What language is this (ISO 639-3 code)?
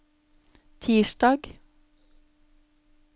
nor